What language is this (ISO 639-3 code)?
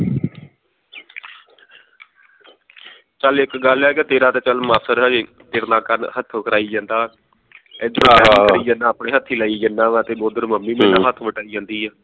pan